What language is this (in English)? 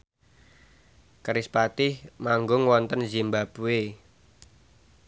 Javanese